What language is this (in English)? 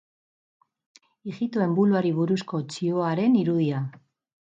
Basque